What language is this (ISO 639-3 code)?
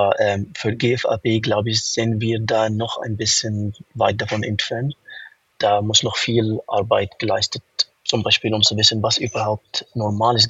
deu